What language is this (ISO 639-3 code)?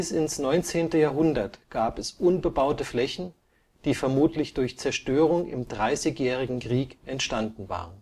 deu